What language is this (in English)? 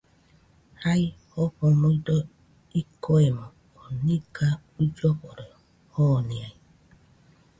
Nüpode Huitoto